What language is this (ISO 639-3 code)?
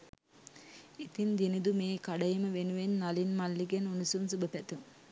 sin